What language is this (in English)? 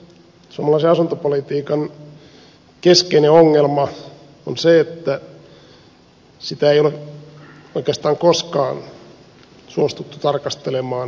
Finnish